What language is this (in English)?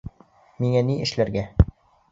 Bashkir